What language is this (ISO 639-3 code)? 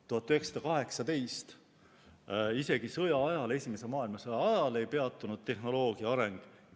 est